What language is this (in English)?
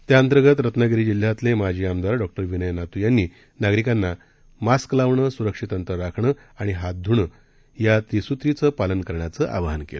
Marathi